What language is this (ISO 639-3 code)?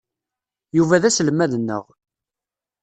kab